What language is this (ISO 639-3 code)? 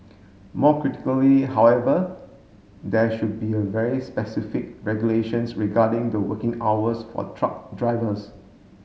eng